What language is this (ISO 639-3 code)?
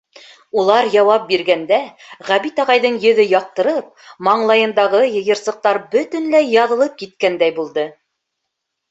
bak